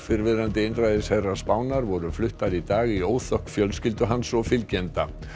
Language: Icelandic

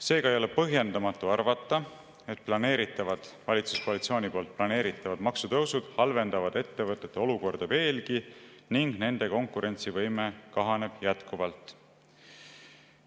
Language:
Estonian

